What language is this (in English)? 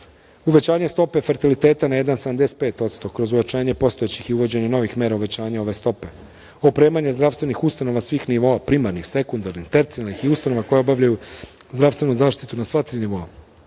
Serbian